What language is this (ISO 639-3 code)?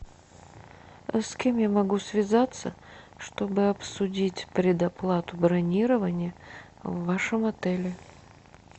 rus